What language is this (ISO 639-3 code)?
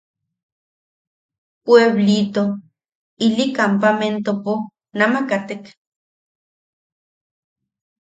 yaq